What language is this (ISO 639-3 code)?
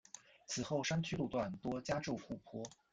zho